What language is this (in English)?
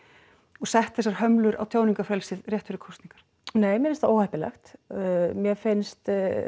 Icelandic